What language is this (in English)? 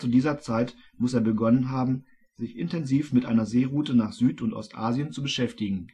German